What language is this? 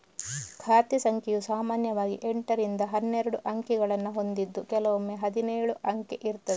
Kannada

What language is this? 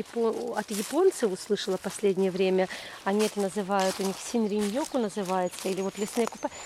Russian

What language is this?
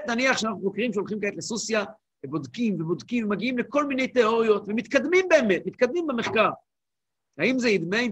Hebrew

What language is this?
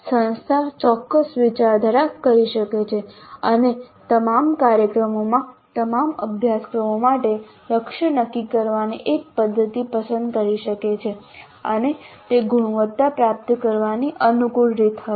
Gujarati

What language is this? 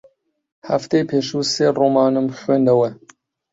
Central Kurdish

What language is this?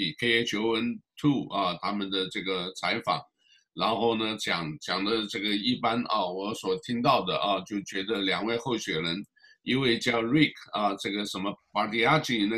Chinese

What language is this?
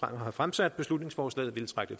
Danish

